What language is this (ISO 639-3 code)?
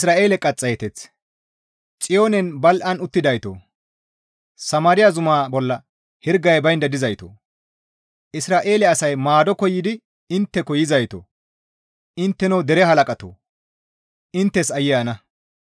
gmv